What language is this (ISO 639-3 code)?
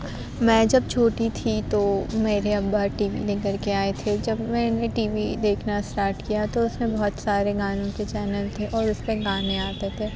urd